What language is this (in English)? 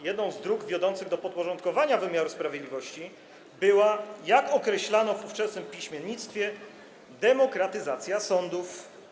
Polish